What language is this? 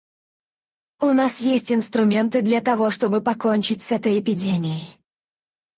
Russian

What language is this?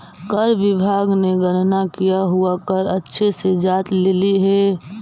Magahi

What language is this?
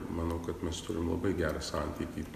Lithuanian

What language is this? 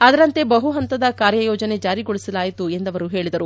Kannada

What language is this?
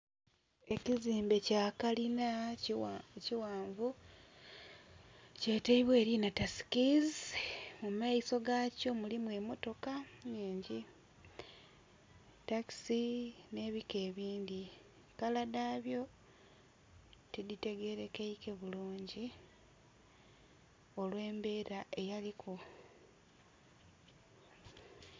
Soga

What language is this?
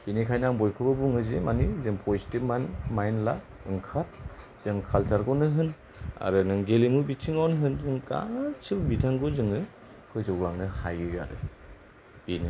Bodo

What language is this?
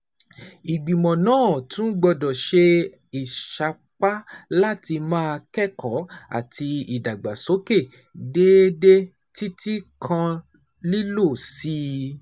Yoruba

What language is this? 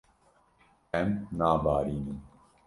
Kurdish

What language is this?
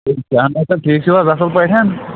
Kashmiri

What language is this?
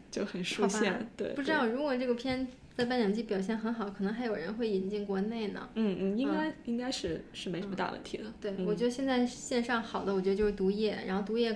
Chinese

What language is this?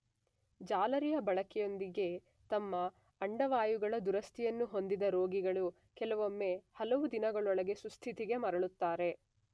Kannada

